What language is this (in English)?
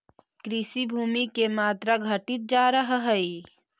Magahi